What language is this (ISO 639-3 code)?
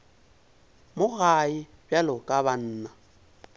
nso